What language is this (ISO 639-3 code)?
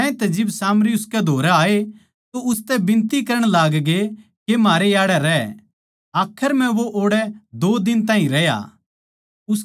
bgc